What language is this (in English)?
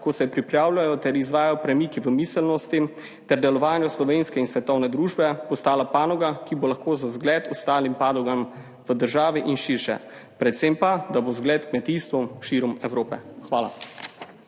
Slovenian